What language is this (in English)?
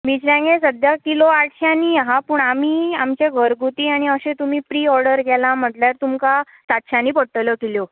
Konkani